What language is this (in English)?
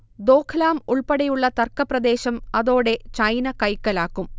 Malayalam